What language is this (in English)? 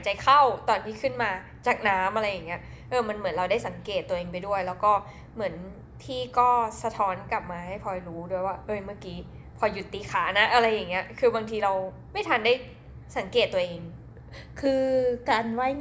Thai